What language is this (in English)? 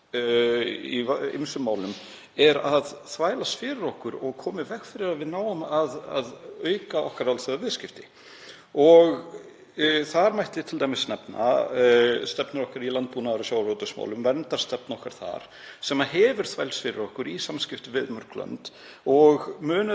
Icelandic